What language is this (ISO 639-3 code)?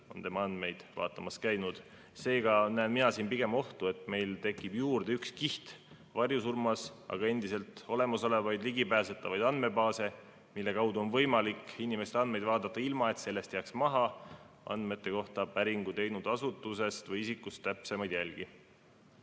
est